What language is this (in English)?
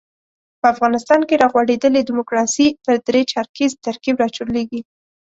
Pashto